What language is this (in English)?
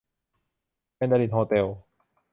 Thai